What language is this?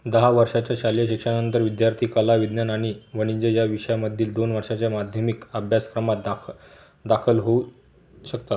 Marathi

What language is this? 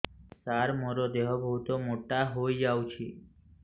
Odia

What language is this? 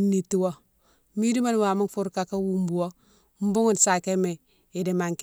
Mansoanka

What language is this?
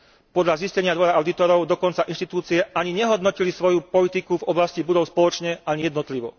Slovak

